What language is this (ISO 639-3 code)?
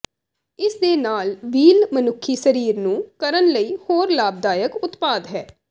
pan